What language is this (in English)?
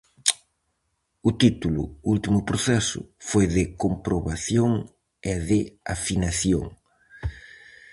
Galician